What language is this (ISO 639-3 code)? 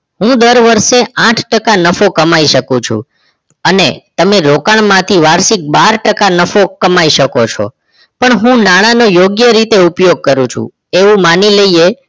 guj